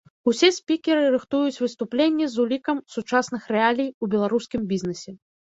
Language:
Belarusian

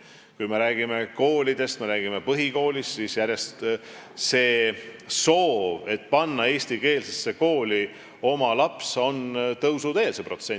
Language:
Estonian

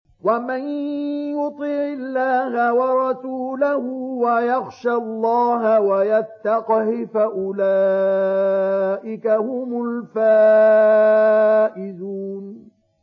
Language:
Arabic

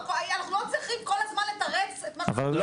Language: Hebrew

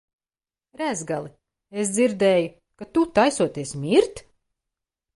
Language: Latvian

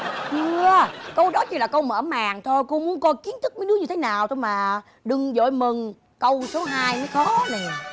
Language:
Vietnamese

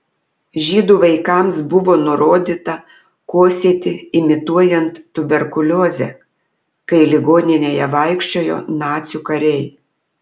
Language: Lithuanian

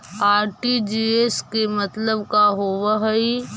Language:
Magahi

